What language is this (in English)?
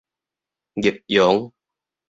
Min Nan Chinese